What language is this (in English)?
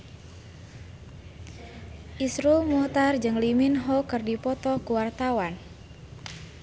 Sundanese